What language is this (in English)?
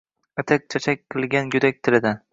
Uzbek